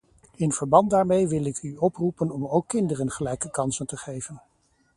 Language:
Dutch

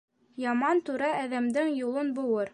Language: Bashkir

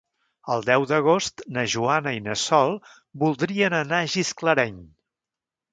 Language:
Catalan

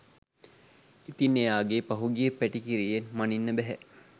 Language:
Sinhala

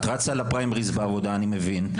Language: Hebrew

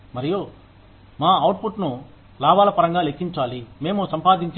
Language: Telugu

